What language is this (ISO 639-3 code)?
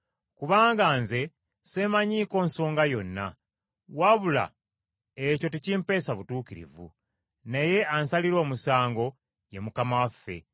lug